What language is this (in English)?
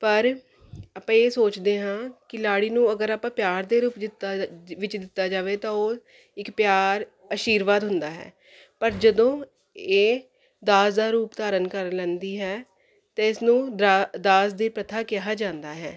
Punjabi